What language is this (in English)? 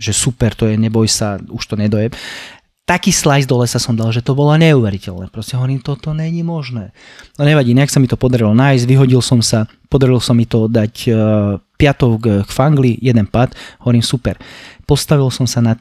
Slovak